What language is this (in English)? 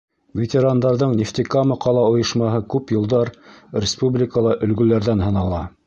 Bashkir